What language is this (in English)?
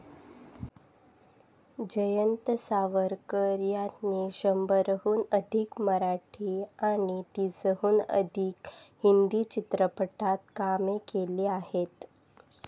Marathi